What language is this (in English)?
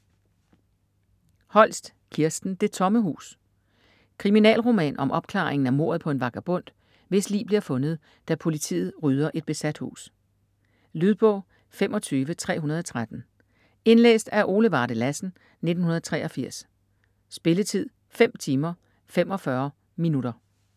Danish